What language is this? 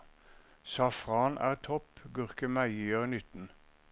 Norwegian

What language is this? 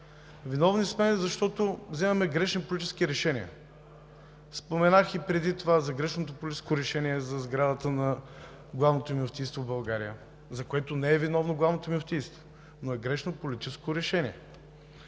Bulgarian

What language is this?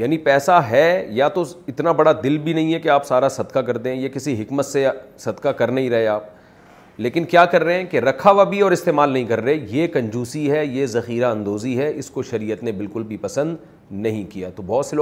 Urdu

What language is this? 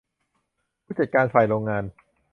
Thai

